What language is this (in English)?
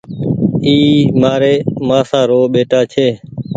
Goaria